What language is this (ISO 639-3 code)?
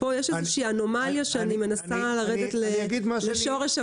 heb